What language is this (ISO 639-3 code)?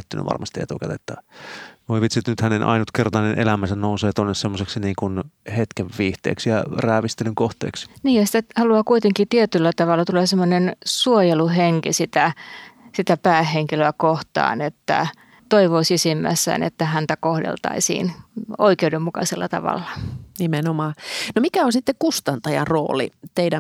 fin